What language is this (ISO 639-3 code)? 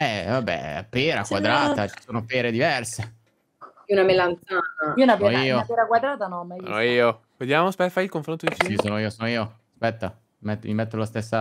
ita